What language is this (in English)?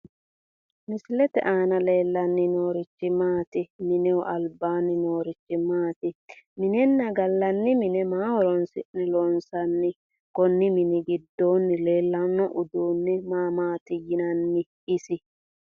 Sidamo